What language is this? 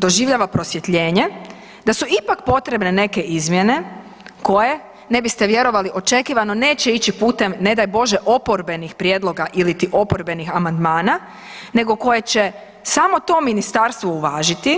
Croatian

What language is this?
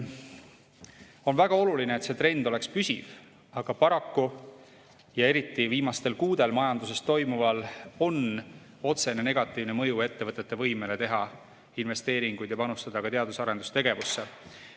Estonian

